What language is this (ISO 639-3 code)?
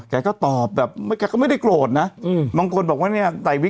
tha